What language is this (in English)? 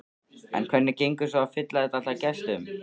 Icelandic